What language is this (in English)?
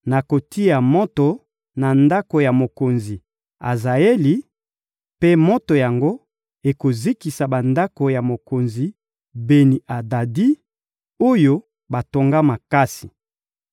Lingala